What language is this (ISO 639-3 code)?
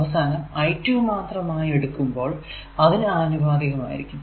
mal